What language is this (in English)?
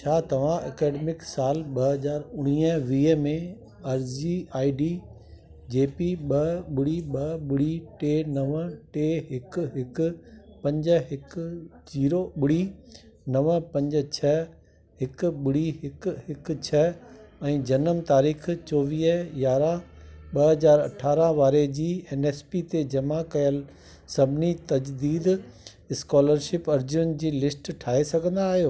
Sindhi